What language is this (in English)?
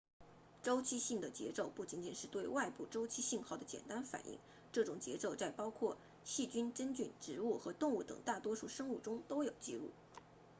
Chinese